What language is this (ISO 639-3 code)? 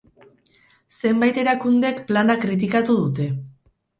eus